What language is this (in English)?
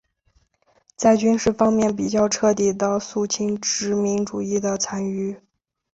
Chinese